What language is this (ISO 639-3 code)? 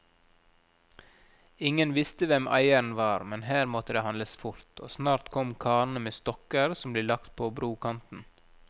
nor